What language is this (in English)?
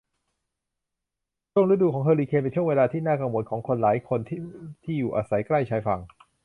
Thai